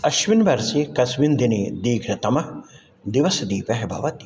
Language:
Sanskrit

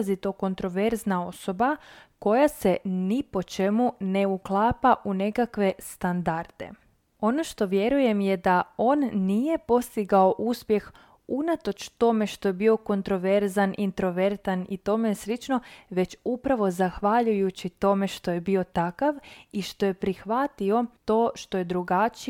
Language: Croatian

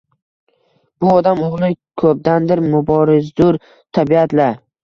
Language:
Uzbek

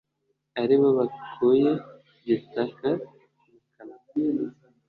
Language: Kinyarwanda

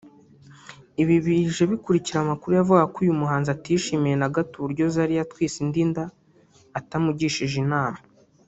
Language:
Kinyarwanda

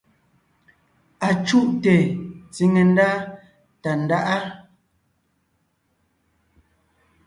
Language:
Ngiemboon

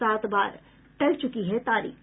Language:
Hindi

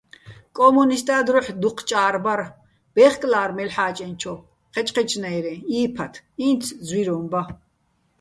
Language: Bats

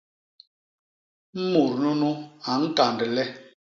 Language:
Basaa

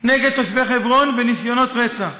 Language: Hebrew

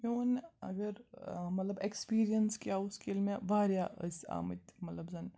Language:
Kashmiri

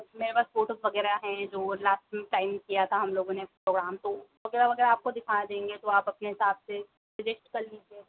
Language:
Hindi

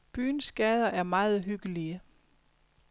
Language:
Danish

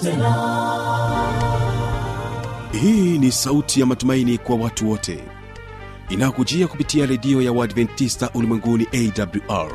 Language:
Swahili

